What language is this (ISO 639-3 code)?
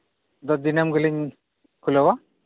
sat